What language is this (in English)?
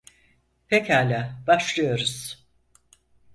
Turkish